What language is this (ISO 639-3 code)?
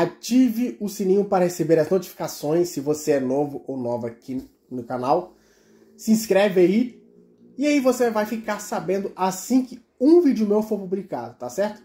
por